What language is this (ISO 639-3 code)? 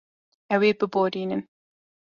kur